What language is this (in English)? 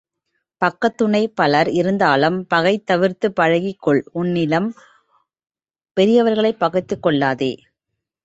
Tamil